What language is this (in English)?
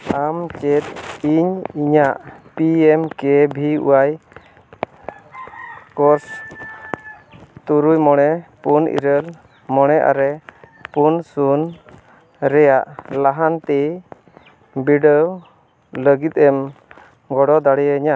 Santali